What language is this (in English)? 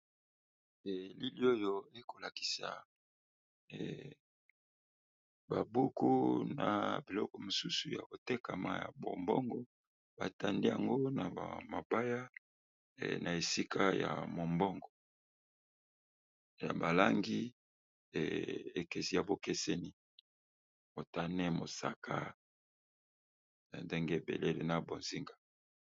Lingala